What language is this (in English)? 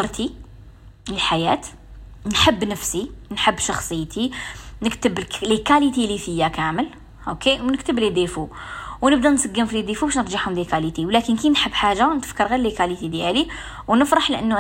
Arabic